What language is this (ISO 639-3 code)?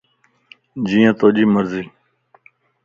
lss